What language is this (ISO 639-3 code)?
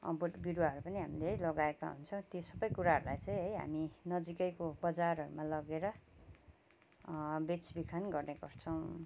nep